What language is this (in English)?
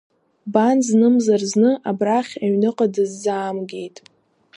Abkhazian